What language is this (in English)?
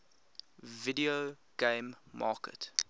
English